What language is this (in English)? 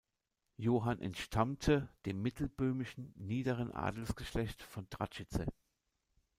German